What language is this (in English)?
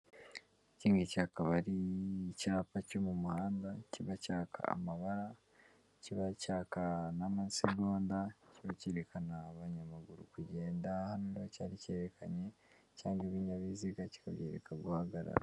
Kinyarwanda